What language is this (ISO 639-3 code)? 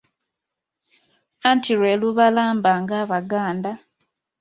lug